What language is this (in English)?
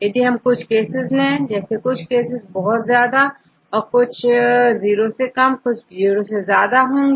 Hindi